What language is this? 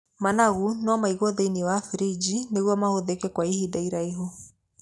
Kikuyu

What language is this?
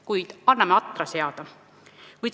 Estonian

